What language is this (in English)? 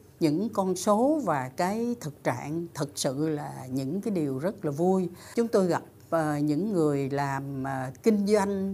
Vietnamese